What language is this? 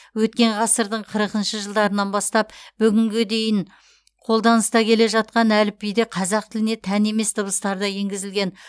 Kazakh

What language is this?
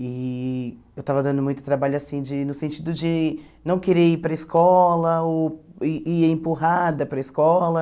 Portuguese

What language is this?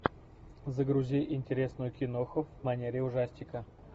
Russian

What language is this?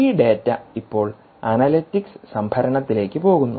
Malayalam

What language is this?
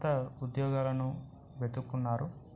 Telugu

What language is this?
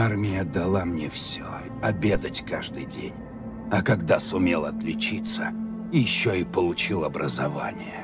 Russian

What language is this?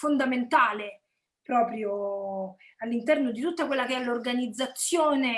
Italian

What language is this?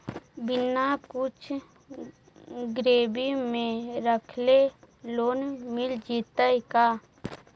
Magahi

